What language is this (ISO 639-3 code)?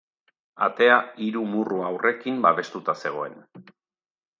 eus